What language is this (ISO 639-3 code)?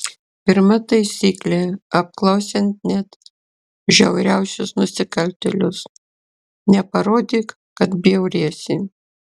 lit